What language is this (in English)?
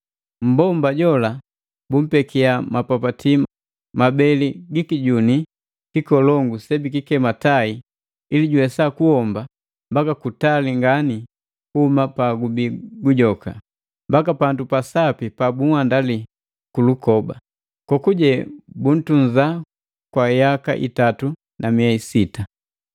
Matengo